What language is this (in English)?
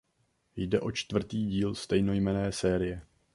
Czech